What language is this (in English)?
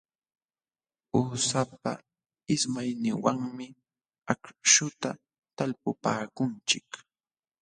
Jauja Wanca Quechua